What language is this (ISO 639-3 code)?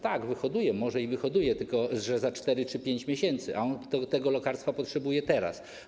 pol